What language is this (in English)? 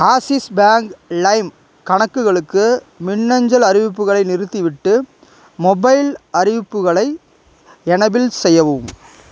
Tamil